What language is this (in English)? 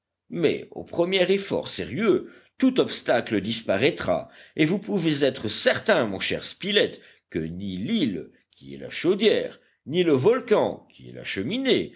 French